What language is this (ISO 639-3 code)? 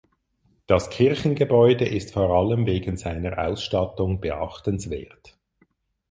deu